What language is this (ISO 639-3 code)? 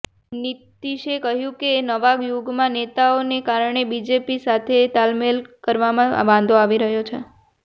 guj